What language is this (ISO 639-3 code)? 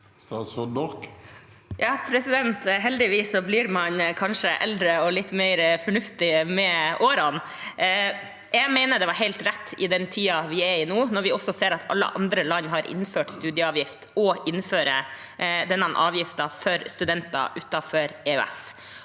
nor